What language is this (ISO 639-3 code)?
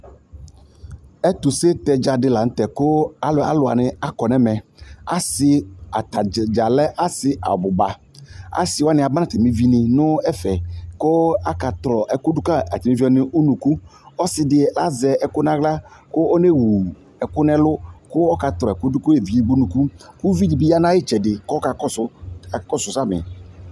kpo